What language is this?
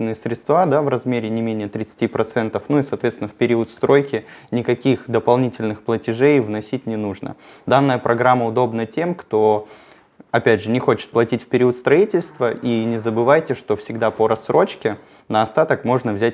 Russian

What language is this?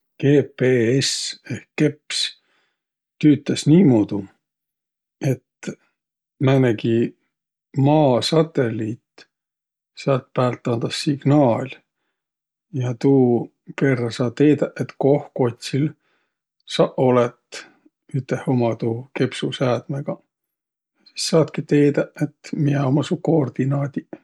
Võro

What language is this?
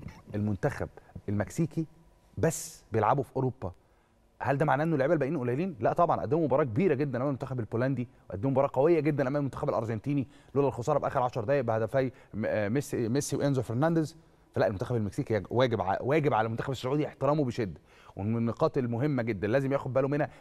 Arabic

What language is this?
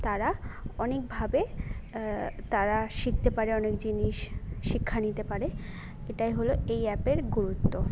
Bangla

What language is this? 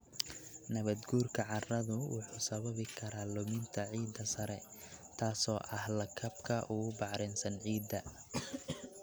Somali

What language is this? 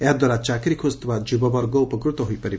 Odia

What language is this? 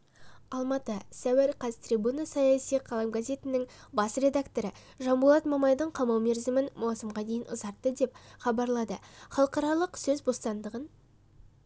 Kazakh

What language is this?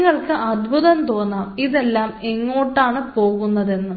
Malayalam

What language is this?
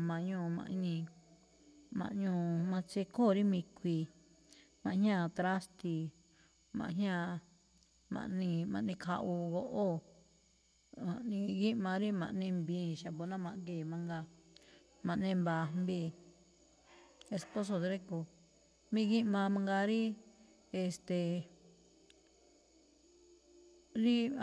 Malinaltepec Me'phaa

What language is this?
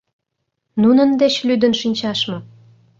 Mari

